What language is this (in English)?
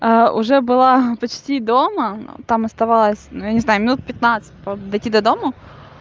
Russian